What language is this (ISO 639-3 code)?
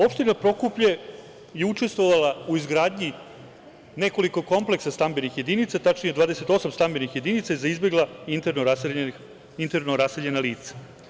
srp